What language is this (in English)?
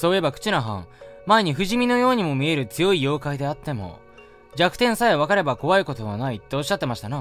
Japanese